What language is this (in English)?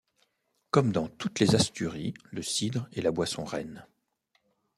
French